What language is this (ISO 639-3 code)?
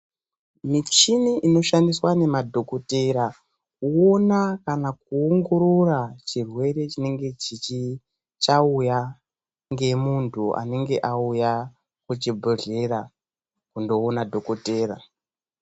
ndc